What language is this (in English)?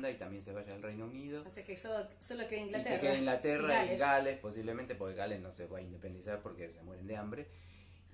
Spanish